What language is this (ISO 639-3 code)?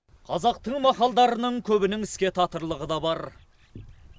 kaz